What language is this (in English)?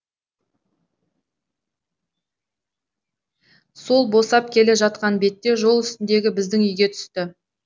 Kazakh